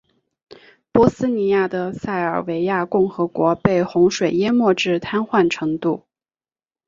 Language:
Chinese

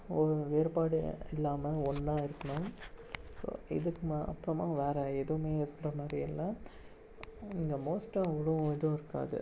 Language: Tamil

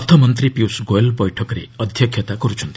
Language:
Odia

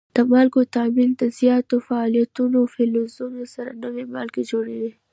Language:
Pashto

